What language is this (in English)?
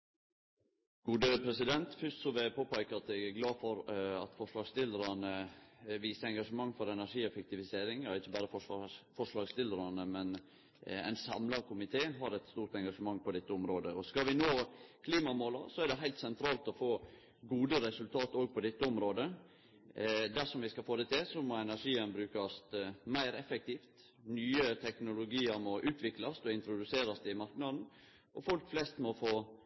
Norwegian Nynorsk